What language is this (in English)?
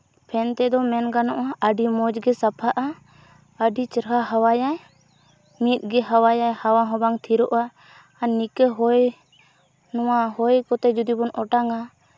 Santali